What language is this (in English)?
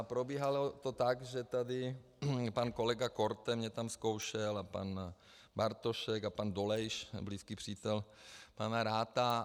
Czech